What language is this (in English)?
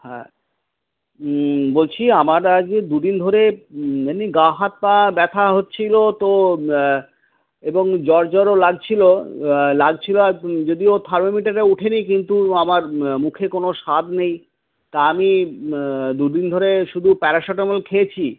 Bangla